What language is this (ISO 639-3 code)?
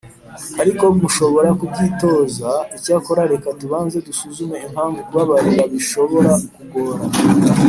kin